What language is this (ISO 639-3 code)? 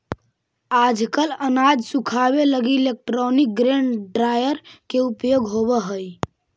mag